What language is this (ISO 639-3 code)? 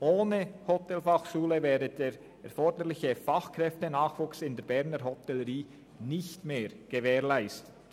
gsw